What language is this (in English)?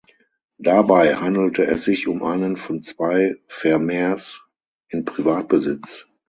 German